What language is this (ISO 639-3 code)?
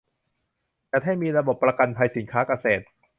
tha